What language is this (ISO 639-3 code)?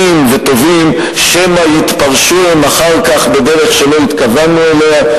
heb